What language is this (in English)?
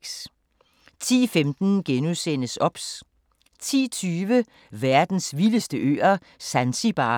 Danish